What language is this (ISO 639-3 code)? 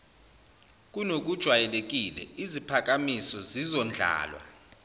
zul